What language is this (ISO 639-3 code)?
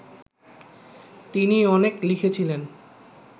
ben